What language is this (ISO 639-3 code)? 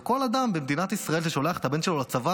heb